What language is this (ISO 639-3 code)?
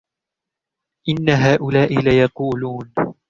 ara